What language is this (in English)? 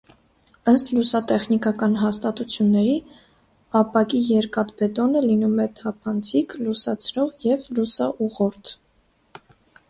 Armenian